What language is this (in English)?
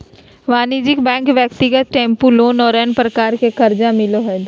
Magahi